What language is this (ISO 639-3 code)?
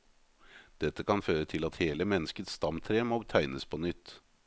nor